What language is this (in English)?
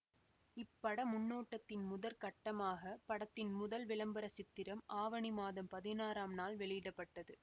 Tamil